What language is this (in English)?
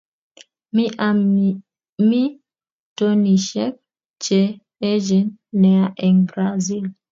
Kalenjin